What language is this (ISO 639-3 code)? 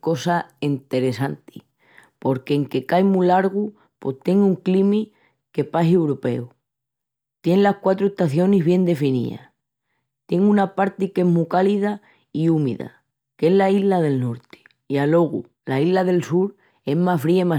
ext